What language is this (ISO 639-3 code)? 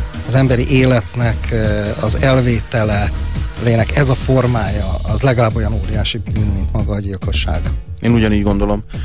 hun